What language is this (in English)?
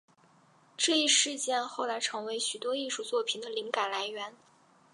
Chinese